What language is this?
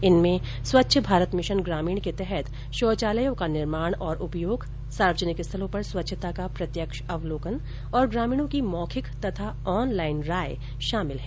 Hindi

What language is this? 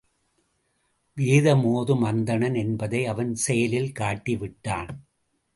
Tamil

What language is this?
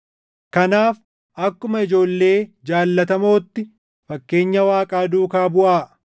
Oromo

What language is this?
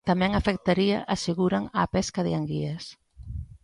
Galician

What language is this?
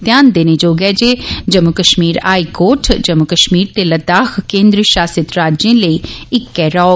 Dogri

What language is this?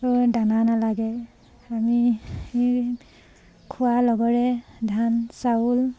Assamese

